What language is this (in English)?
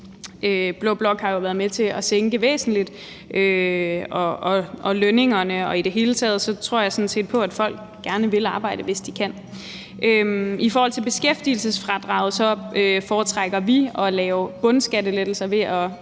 Danish